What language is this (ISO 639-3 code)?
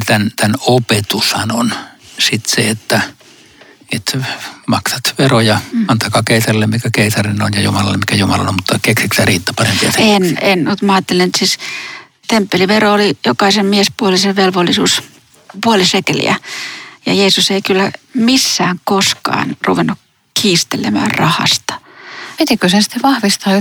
fin